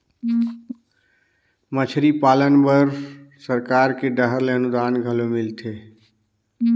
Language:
Chhattisgarhi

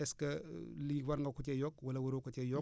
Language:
Wolof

